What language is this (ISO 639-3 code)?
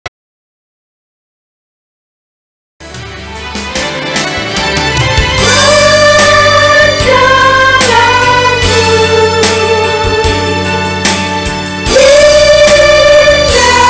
ind